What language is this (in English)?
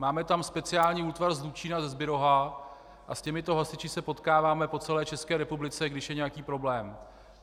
Czech